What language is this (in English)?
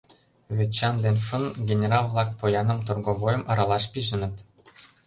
Mari